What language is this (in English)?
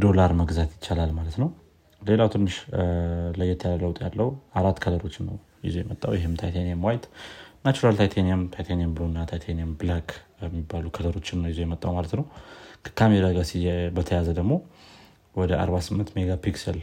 Amharic